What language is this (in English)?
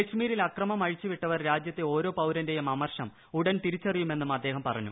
Malayalam